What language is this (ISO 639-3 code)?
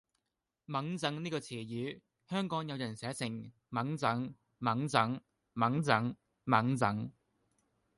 yue